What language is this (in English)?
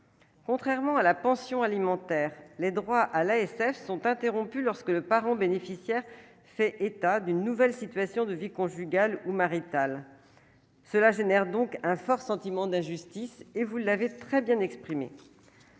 French